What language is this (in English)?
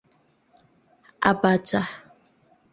Igbo